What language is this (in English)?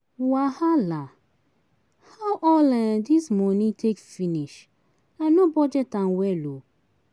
Nigerian Pidgin